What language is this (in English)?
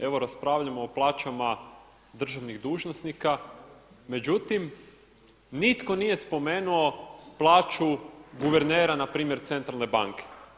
Croatian